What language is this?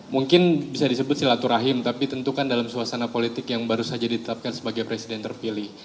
Indonesian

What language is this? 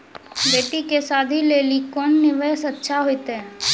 Maithili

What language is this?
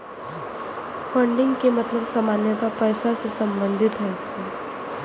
Maithili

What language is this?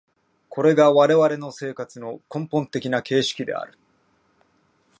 Japanese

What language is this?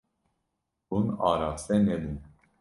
Kurdish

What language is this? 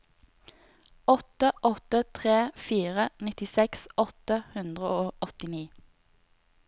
Norwegian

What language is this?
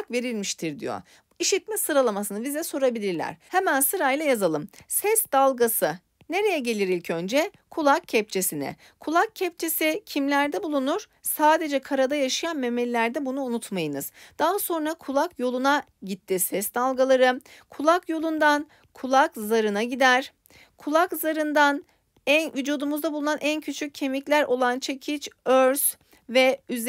Turkish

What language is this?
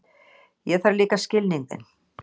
Icelandic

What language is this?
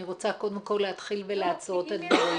Hebrew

